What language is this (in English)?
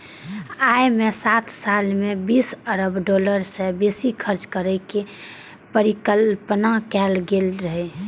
Maithili